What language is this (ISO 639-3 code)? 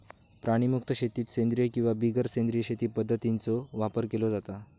mar